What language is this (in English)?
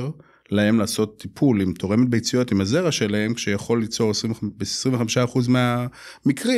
Hebrew